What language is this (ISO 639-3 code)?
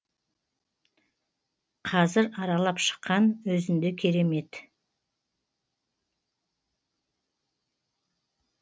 kaz